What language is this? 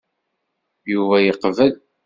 Kabyle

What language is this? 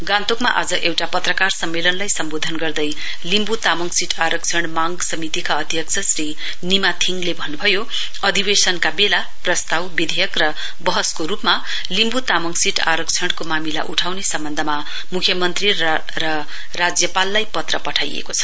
Nepali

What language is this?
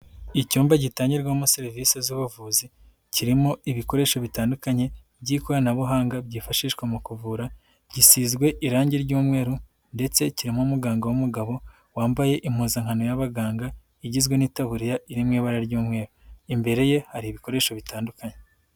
Kinyarwanda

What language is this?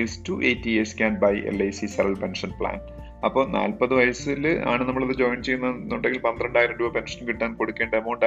Malayalam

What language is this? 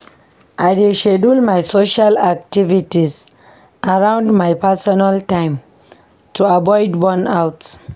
Nigerian Pidgin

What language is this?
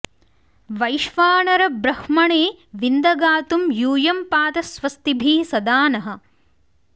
Sanskrit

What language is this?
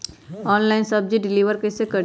Magahi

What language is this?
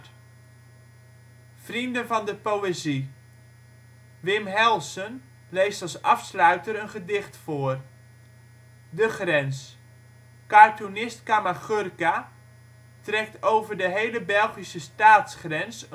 Dutch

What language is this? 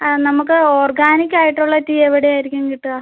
Malayalam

